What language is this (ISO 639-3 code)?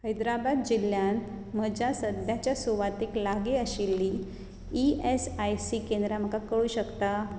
kok